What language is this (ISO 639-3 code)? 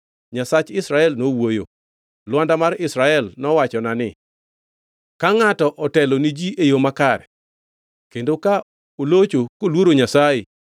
luo